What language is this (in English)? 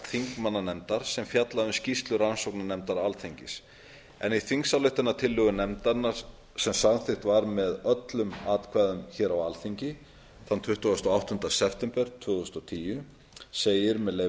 Icelandic